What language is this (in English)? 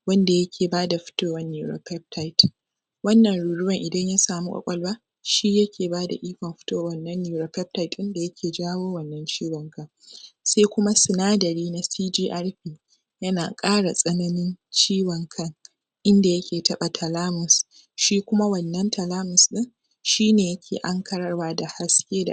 Hausa